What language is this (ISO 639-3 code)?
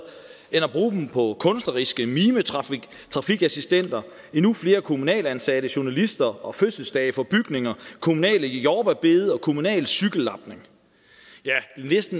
dan